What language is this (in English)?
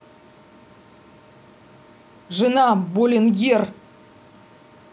Russian